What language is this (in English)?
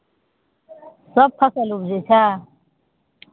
Maithili